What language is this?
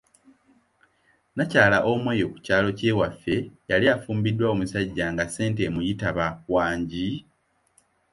Ganda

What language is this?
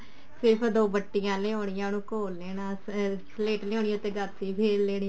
Punjabi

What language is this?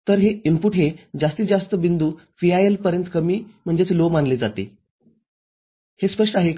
Marathi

